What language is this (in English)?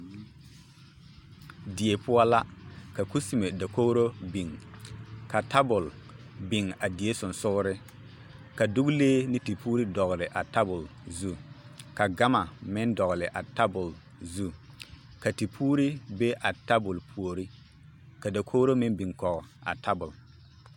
Southern Dagaare